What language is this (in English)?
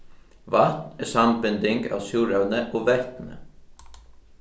Faroese